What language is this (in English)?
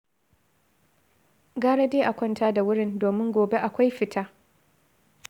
Hausa